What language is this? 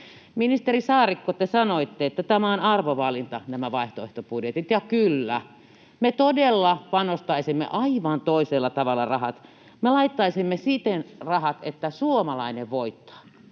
Finnish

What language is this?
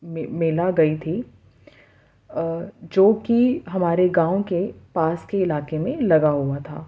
Urdu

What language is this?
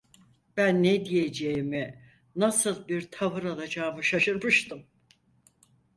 Turkish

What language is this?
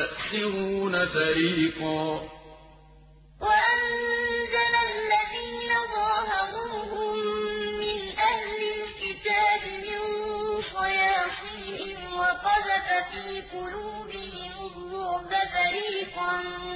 Arabic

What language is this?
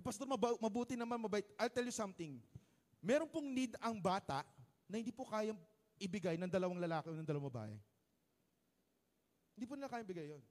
Filipino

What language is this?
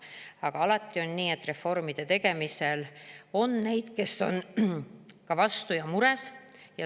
Estonian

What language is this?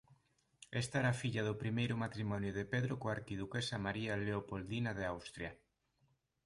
Galician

